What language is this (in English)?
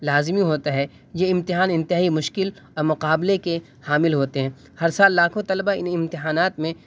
Urdu